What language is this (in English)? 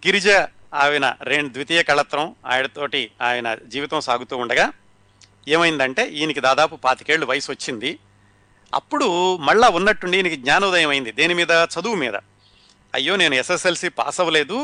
Telugu